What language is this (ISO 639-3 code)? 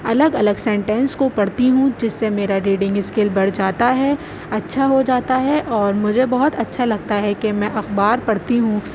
urd